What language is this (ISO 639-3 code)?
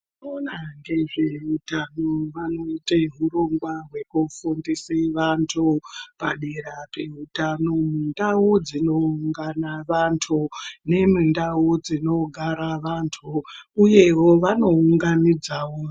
ndc